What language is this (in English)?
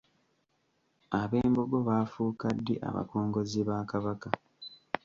Ganda